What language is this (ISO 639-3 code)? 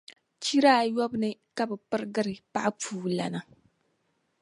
dag